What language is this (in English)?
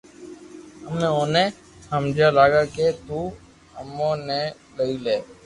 Loarki